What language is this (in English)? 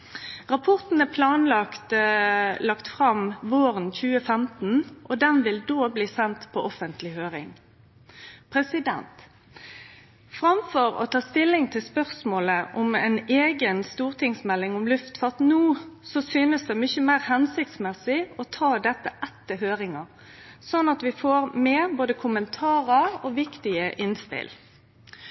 Norwegian Nynorsk